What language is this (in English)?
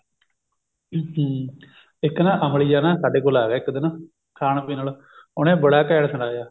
Punjabi